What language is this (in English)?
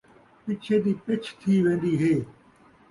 Saraiki